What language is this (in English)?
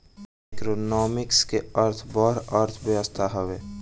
Bhojpuri